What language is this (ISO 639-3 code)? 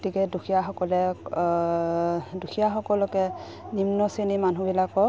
asm